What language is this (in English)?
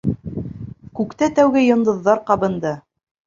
Bashkir